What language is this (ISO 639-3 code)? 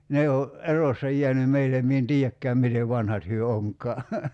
fin